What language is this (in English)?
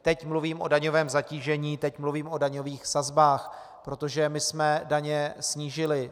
Czech